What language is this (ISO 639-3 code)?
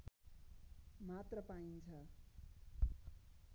nep